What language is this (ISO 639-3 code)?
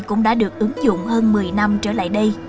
vie